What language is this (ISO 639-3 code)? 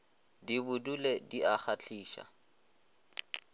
nso